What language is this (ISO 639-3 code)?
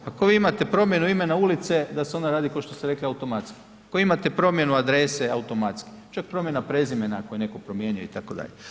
hrv